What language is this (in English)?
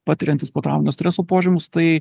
Lithuanian